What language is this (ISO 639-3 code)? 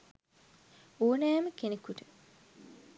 sin